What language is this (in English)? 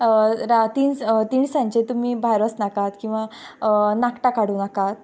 Konkani